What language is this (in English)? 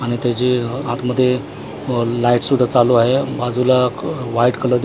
Marathi